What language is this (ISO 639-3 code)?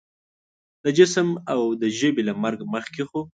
pus